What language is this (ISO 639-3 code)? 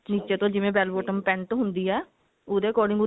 pan